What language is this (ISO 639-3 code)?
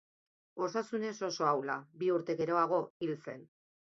eus